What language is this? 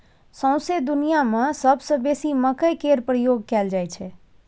Maithili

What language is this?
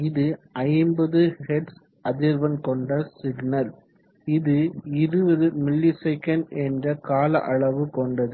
Tamil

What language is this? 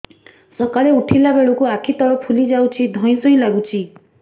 Odia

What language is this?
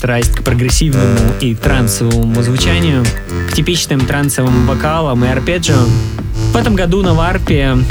Russian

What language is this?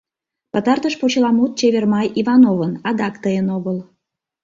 Mari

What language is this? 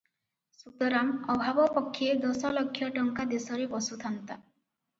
Odia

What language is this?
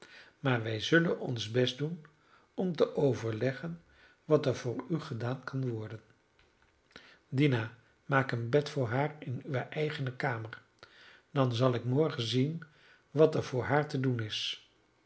Dutch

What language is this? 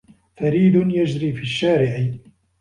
Arabic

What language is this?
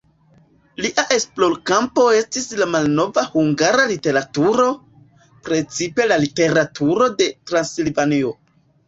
Esperanto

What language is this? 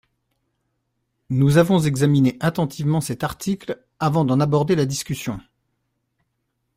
French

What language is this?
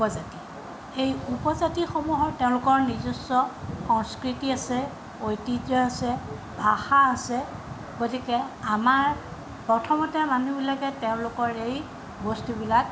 Assamese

